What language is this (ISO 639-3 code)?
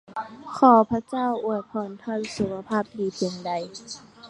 tha